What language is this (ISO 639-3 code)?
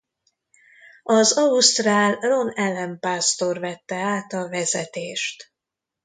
hun